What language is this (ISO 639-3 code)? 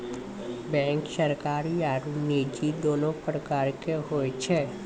mai